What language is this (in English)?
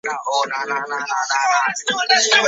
Chinese